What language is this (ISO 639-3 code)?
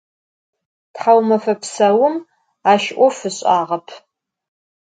ady